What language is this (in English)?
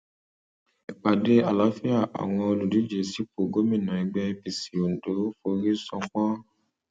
Yoruba